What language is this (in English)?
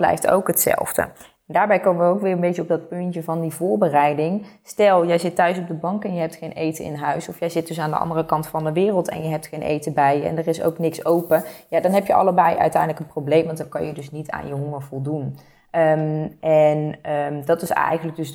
Dutch